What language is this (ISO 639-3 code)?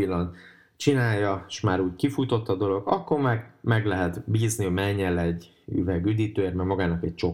hun